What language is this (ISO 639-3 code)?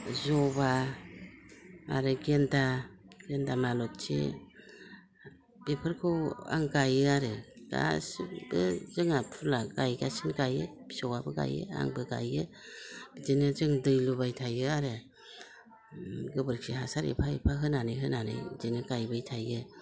brx